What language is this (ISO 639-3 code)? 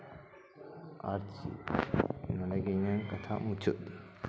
sat